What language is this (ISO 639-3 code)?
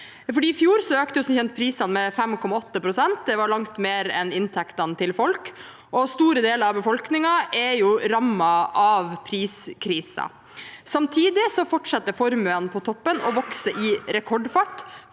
nor